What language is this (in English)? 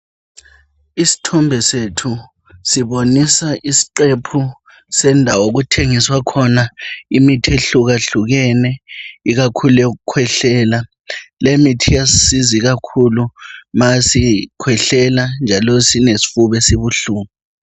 North Ndebele